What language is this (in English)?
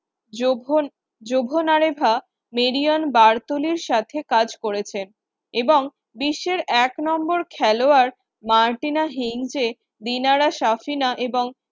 Bangla